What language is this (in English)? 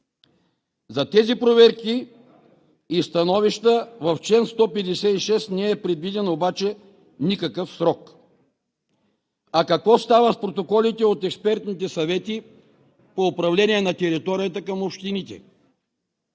Bulgarian